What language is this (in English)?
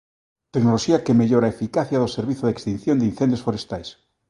Galician